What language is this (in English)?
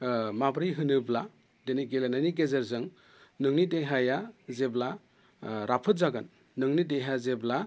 Bodo